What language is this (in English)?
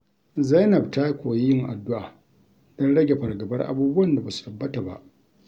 Hausa